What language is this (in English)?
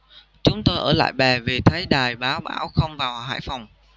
Vietnamese